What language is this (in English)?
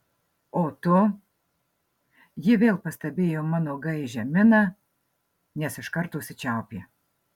Lithuanian